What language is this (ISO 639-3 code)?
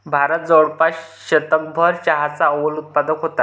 mar